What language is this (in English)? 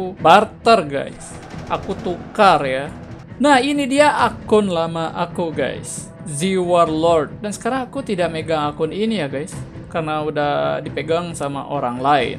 Indonesian